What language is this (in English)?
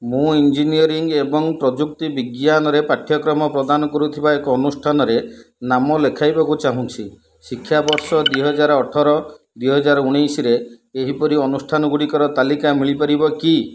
Odia